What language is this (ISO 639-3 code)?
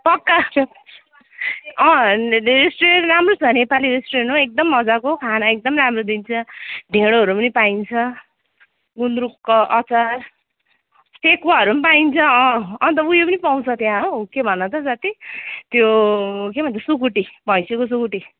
nep